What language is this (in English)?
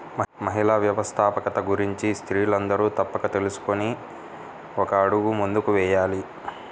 Telugu